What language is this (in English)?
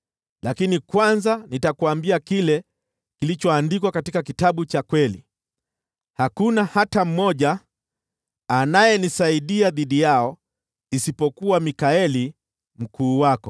Swahili